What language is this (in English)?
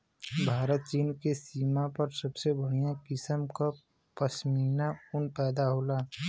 Bhojpuri